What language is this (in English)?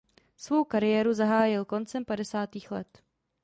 Czech